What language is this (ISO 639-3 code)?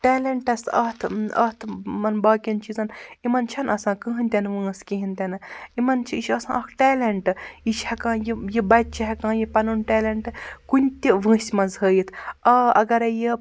kas